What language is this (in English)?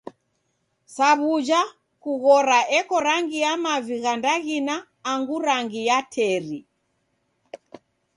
Taita